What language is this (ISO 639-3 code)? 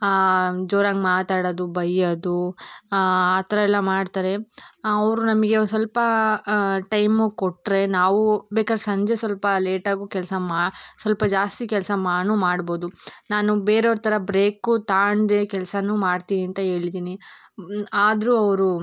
kan